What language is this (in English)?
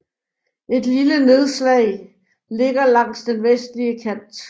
Danish